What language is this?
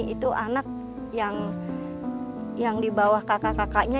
Indonesian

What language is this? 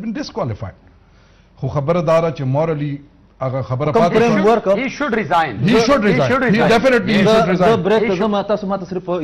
Arabic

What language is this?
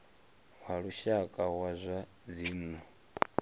Venda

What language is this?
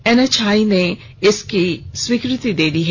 Hindi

